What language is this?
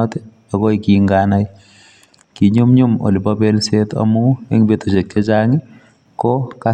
Kalenjin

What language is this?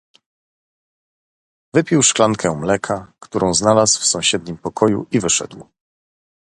Polish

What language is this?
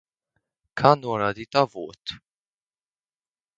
Latvian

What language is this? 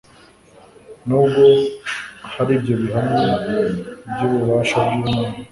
Kinyarwanda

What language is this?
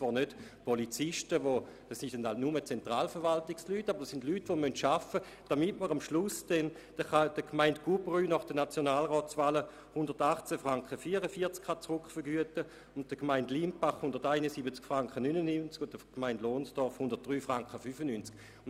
Swiss German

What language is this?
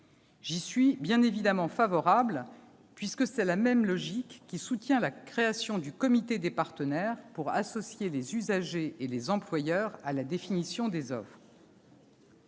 French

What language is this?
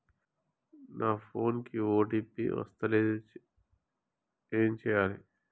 Telugu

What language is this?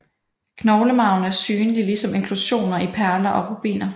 Danish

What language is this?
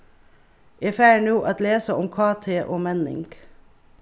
Faroese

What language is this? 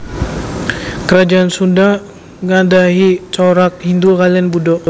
Javanese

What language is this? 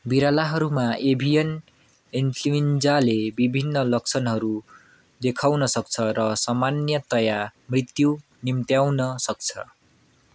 Nepali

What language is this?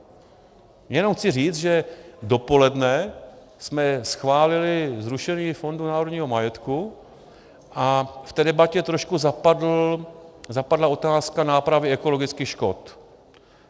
Czech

